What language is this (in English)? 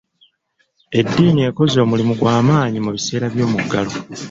Ganda